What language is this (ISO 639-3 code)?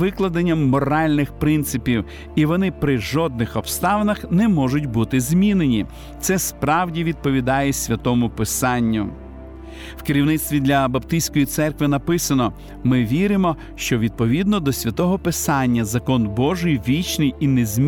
ukr